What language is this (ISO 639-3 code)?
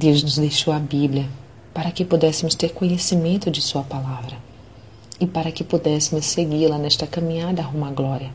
por